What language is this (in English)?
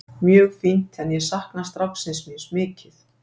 Icelandic